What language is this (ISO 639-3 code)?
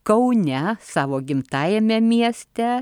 lit